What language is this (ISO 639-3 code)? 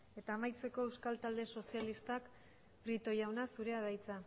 eus